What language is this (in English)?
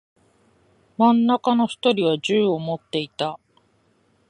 Japanese